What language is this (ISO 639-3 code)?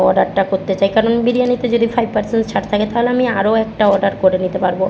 ben